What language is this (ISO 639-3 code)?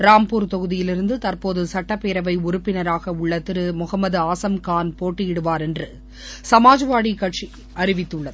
tam